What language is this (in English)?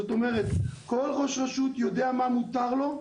Hebrew